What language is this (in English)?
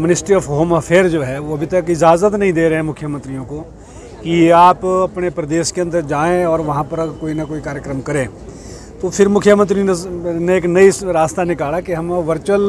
Hindi